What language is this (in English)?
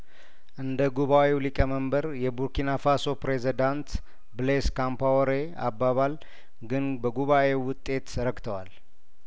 Amharic